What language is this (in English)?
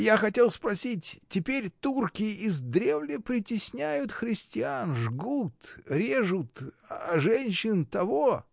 Russian